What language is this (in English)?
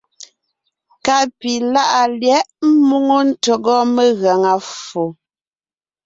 Ngiemboon